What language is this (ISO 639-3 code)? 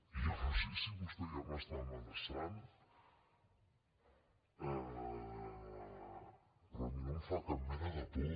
cat